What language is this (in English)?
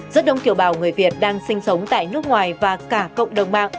Vietnamese